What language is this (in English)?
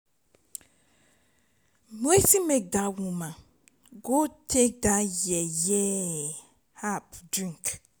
Nigerian Pidgin